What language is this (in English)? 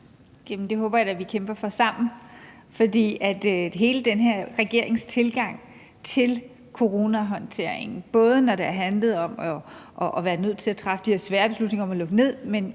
Danish